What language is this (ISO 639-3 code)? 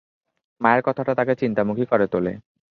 ben